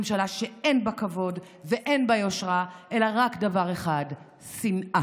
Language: Hebrew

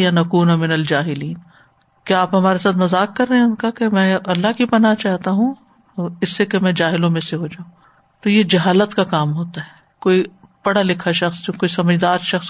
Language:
Urdu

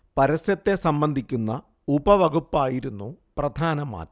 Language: Malayalam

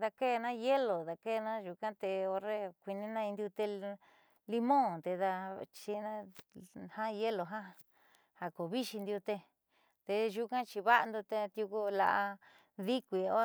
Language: Southeastern Nochixtlán Mixtec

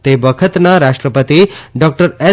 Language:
Gujarati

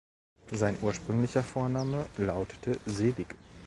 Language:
German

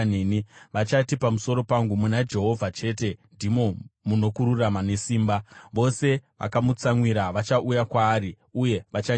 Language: Shona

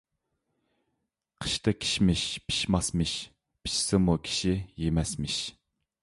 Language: Uyghur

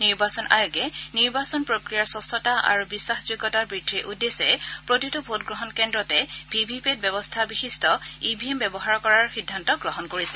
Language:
Assamese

